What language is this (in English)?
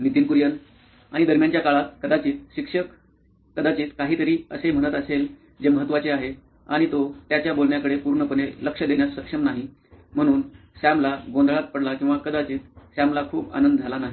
Marathi